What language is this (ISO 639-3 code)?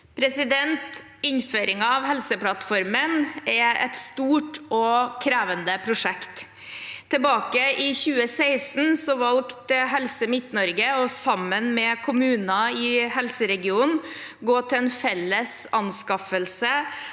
nor